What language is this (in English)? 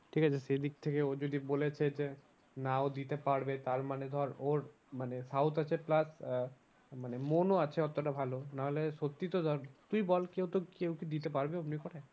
Bangla